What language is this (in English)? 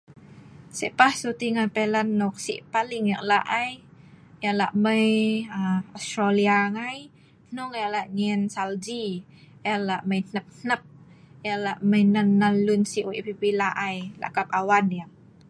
Sa'ban